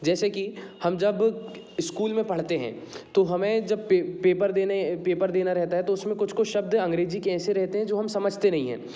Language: Hindi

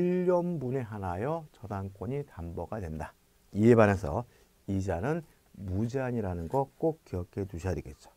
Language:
Korean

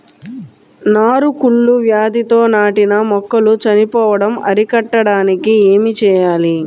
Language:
Telugu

